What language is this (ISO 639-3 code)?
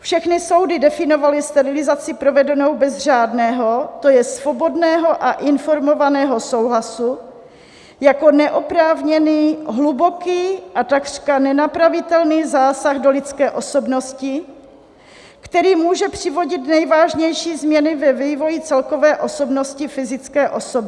ces